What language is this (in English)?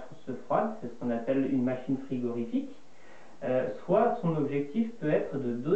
French